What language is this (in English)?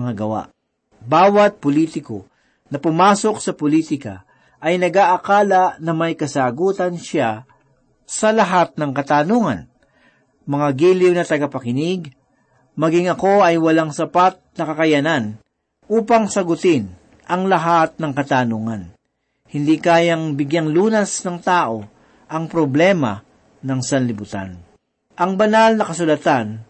Filipino